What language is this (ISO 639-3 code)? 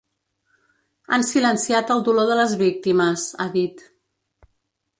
cat